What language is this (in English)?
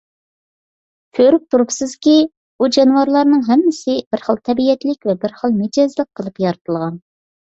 Uyghur